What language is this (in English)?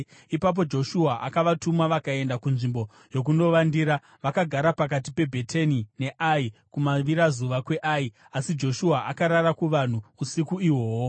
Shona